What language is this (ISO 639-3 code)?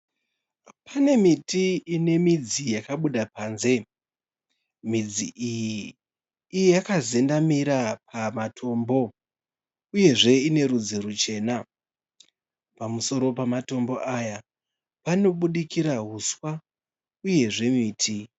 sna